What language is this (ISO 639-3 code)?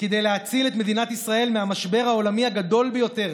heb